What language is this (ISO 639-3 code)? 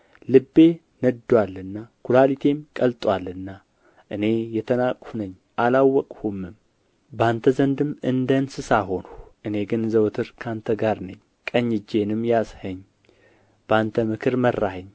amh